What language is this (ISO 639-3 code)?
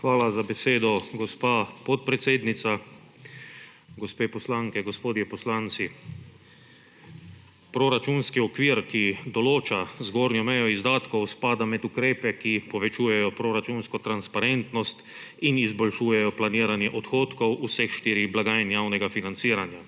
slv